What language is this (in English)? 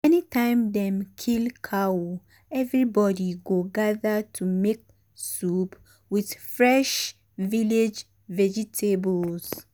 Nigerian Pidgin